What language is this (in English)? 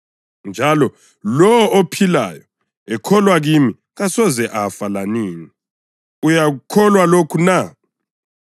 North Ndebele